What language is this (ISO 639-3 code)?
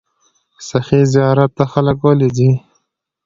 pus